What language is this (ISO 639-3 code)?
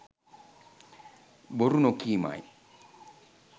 sin